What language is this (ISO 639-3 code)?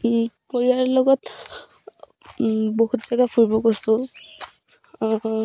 asm